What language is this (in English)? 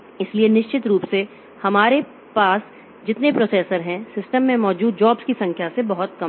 Hindi